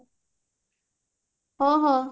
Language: Odia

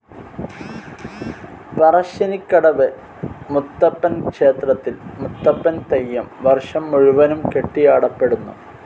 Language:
Malayalam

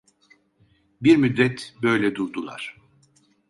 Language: Turkish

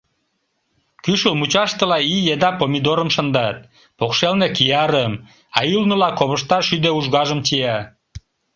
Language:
Mari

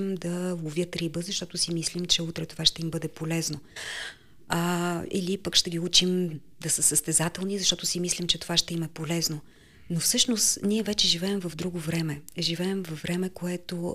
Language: Bulgarian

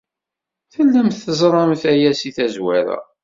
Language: Kabyle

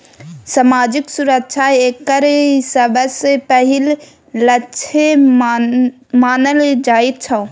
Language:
Maithili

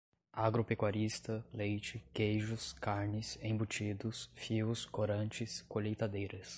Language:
Portuguese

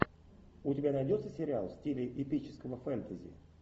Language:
Russian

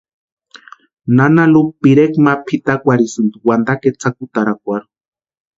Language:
Western Highland Purepecha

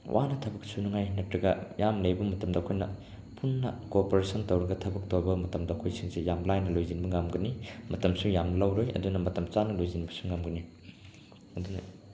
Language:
Manipuri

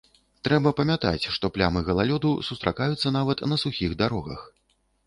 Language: Belarusian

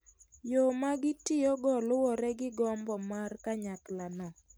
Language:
Luo (Kenya and Tanzania)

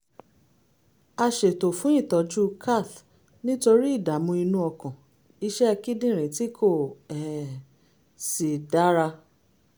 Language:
Yoruba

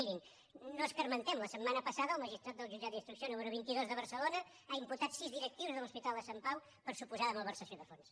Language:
Catalan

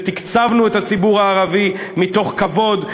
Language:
Hebrew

